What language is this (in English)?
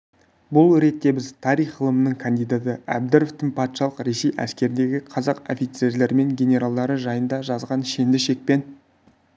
Kazakh